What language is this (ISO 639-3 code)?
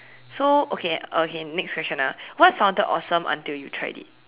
eng